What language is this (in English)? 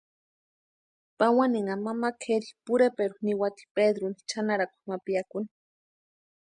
Western Highland Purepecha